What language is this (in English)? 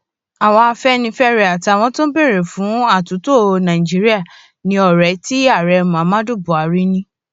Yoruba